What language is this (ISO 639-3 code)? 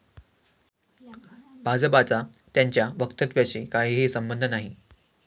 mar